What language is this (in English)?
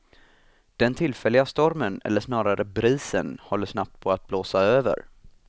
Swedish